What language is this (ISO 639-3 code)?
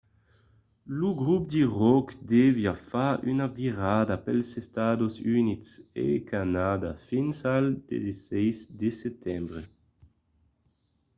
oci